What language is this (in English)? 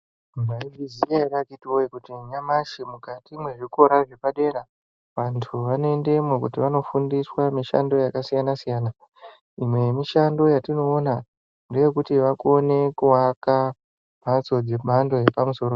Ndau